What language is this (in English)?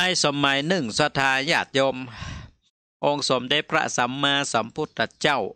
Thai